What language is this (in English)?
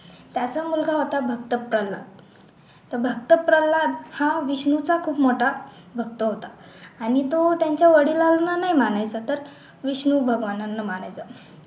Marathi